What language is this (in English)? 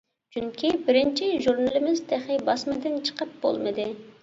Uyghur